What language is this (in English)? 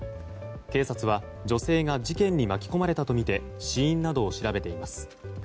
Japanese